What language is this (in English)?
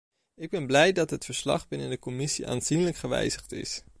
Dutch